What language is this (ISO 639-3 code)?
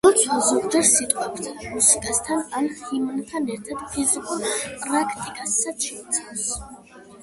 kat